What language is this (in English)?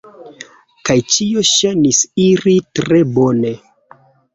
Esperanto